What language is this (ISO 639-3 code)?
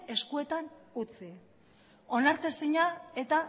eus